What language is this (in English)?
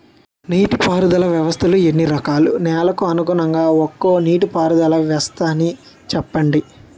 Telugu